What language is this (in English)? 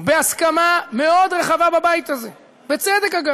Hebrew